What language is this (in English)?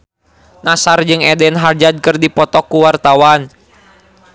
Sundanese